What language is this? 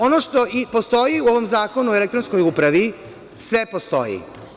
Serbian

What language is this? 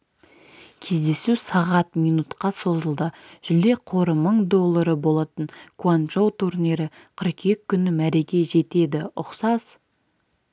Kazakh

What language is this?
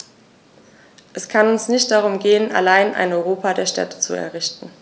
German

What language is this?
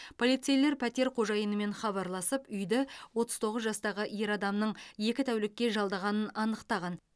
Kazakh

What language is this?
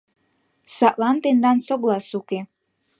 Mari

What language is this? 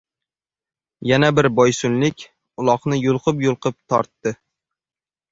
Uzbek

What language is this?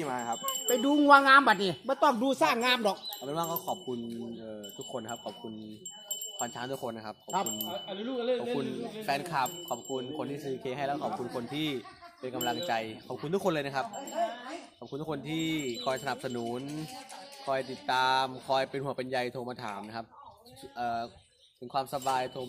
Thai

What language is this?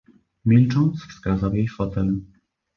Polish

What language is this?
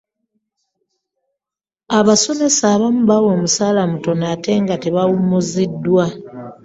Ganda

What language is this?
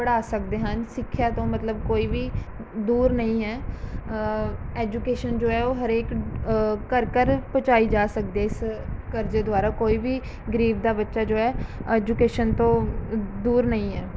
Punjabi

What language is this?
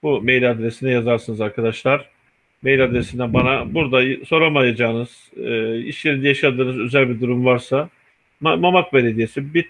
Turkish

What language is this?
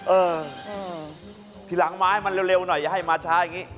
Thai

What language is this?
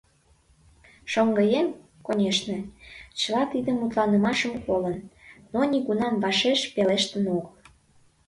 Mari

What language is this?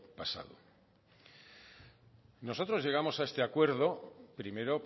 Spanish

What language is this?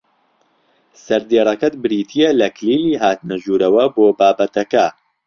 Central Kurdish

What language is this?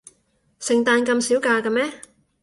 Cantonese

